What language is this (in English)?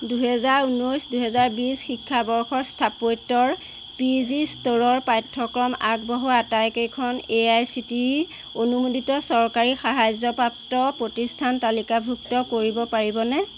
Assamese